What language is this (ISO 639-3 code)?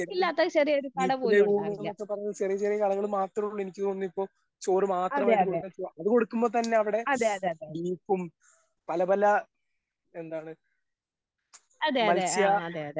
mal